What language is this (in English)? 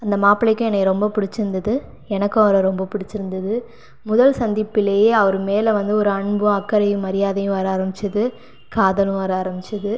Tamil